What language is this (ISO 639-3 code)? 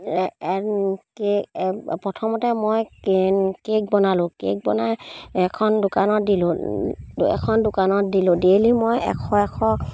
asm